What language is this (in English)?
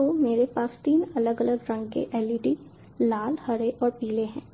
Hindi